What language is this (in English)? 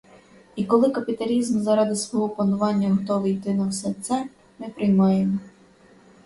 Ukrainian